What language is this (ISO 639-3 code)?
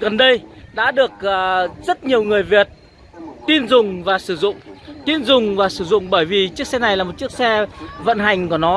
vie